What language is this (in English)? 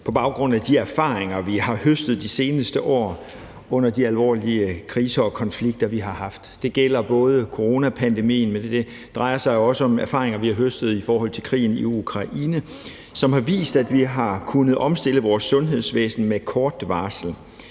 Danish